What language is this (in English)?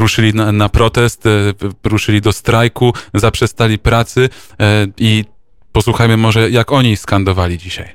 Polish